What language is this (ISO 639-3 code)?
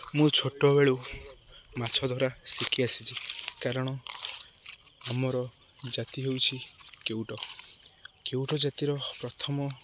ori